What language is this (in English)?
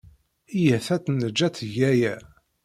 Kabyle